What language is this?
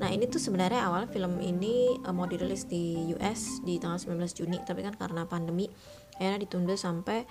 Indonesian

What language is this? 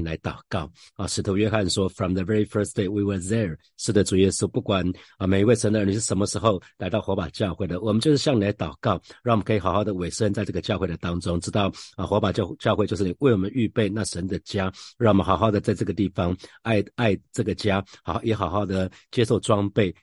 Chinese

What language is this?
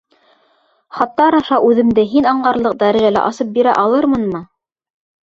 Bashkir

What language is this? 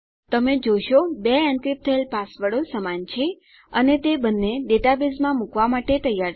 Gujarati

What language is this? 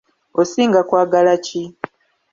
Ganda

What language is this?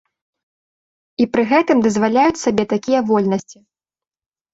Belarusian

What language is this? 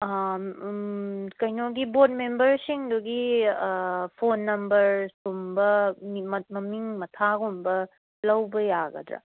Manipuri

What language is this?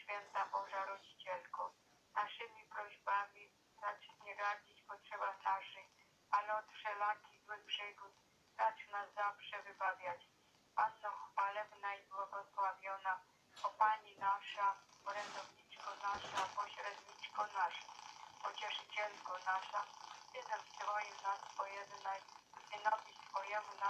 Polish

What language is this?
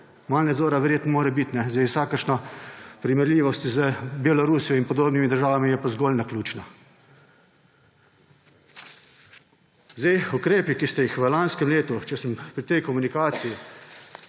Slovenian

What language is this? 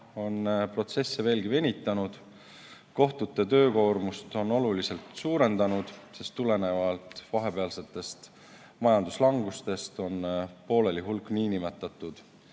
Estonian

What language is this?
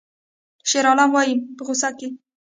Pashto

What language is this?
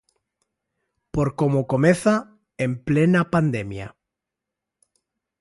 Galician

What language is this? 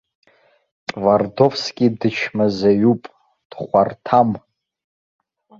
Abkhazian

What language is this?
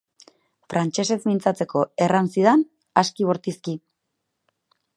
Basque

